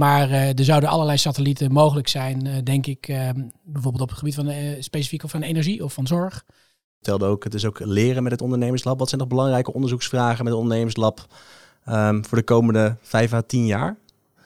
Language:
Dutch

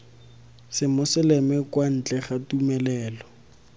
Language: Tswana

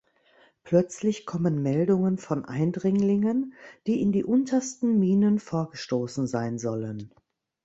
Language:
German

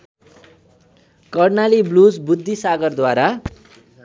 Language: Nepali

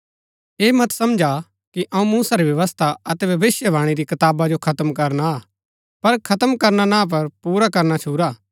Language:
Gaddi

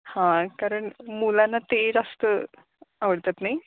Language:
Marathi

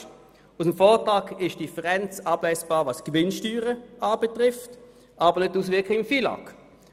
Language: Swiss German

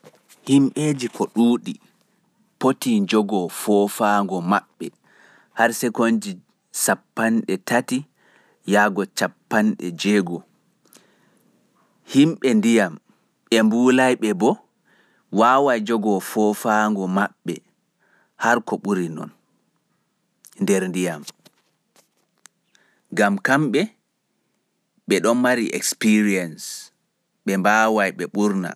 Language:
Pular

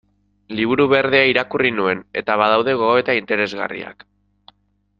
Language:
Basque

